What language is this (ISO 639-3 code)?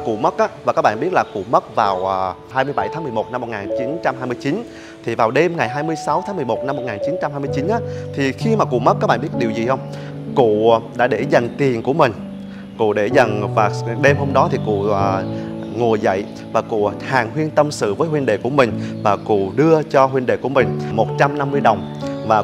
vie